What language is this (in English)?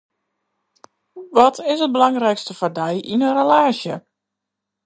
Western Frisian